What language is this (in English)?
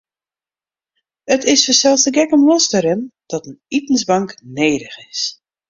Western Frisian